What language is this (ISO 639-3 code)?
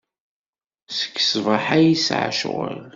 kab